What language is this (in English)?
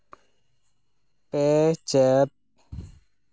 Santali